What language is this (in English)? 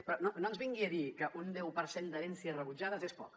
Catalan